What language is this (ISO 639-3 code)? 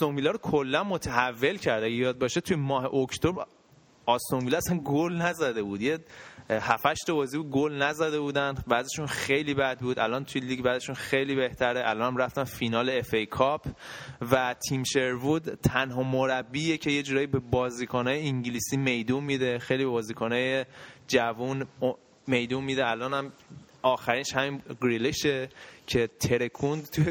fas